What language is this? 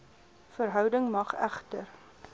Afrikaans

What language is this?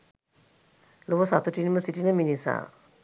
Sinhala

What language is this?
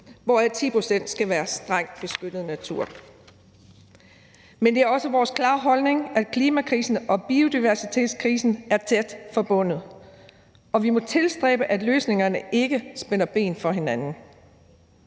Danish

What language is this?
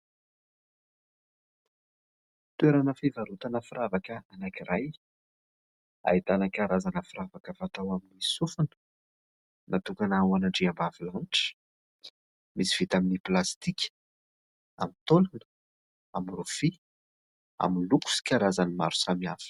Malagasy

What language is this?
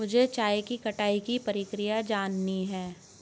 Hindi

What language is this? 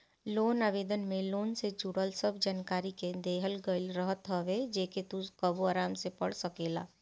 Bhojpuri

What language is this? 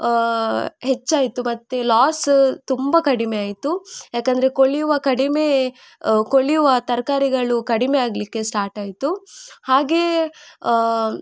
Kannada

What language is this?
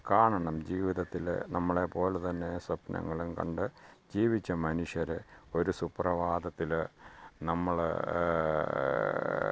Malayalam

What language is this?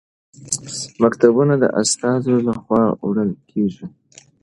Pashto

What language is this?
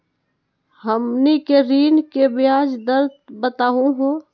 Magahi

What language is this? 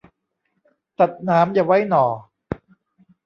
Thai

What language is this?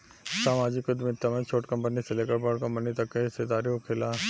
Bhojpuri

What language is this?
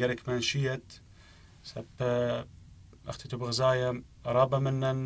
Arabic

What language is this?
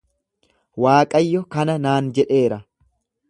Oromo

